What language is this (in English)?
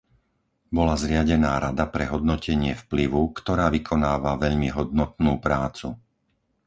Slovak